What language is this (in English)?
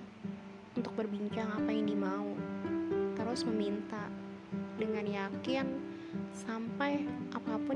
Indonesian